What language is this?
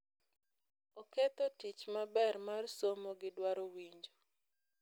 Luo (Kenya and Tanzania)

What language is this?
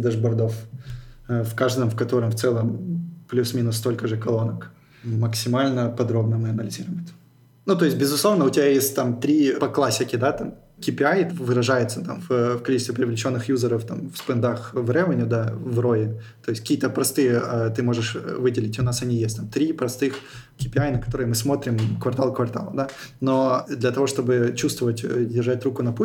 Russian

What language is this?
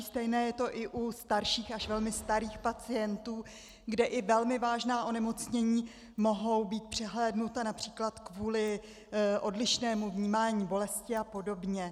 Czech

